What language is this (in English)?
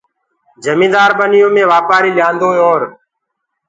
Gurgula